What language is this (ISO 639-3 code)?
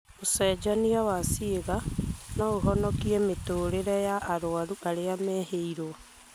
kik